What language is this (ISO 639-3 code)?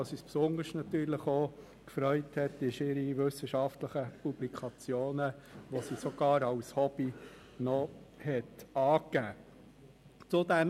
gsw